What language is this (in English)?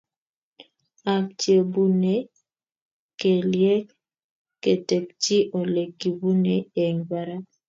Kalenjin